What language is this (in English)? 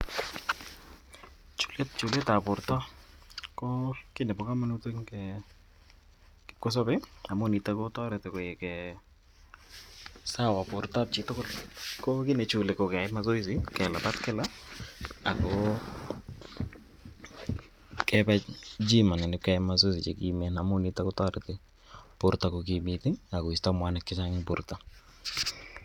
Kalenjin